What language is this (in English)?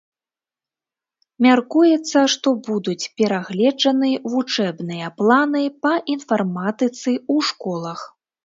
Belarusian